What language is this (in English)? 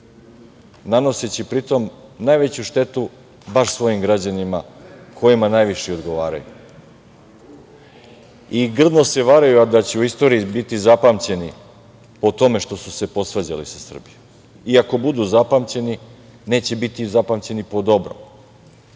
Serbian